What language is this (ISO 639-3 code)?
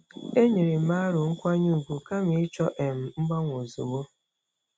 ibo